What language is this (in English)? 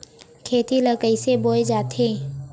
Chhattisgarhi